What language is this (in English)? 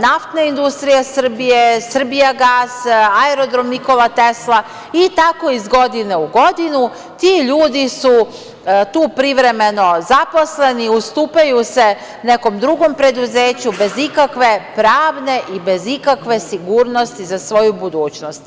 Serbian